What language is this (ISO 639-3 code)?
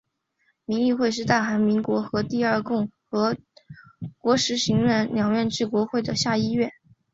zho